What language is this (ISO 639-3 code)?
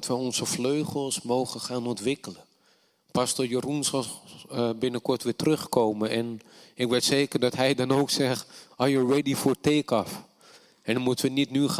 nld